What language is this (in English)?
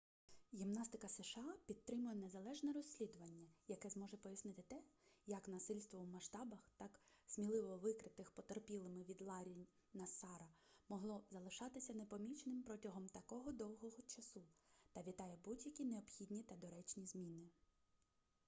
Ukrainian